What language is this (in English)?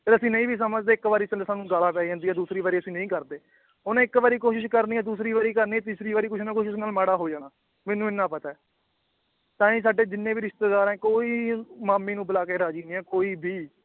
Punjabi